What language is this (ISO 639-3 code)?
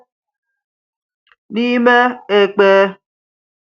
ibo